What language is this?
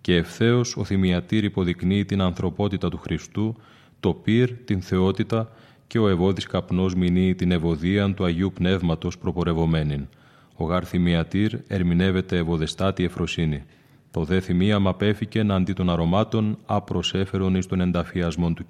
Greek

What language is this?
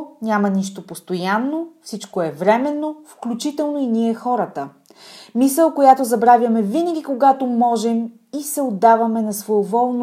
Bulgarian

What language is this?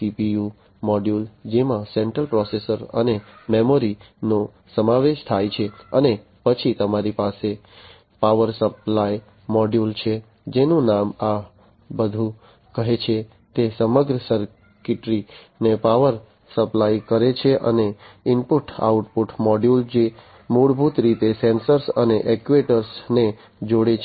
Gujarati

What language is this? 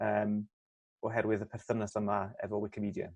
Welsh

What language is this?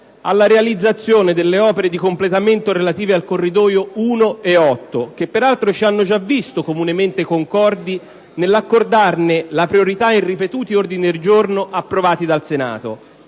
Italian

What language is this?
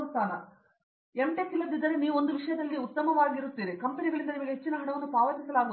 Kannada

